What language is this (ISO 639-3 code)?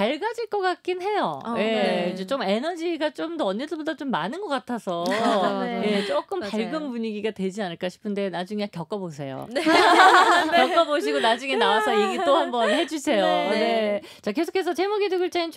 kor